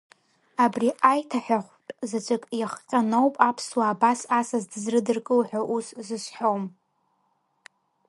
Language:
Abkhazian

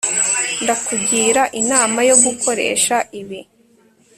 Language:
Kinyarwanda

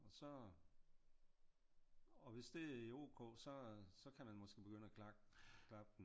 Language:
Danish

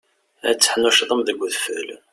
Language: Kabyle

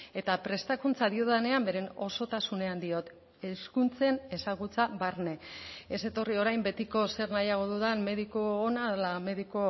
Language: Basque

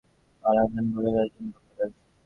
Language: Bangla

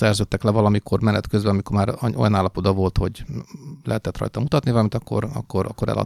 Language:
Hungarian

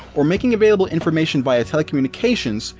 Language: English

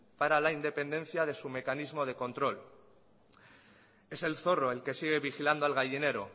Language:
Spanish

